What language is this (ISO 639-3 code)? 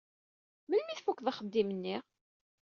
kab